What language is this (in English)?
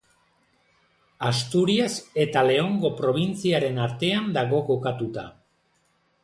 Basque